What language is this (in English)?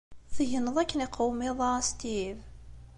Kabyle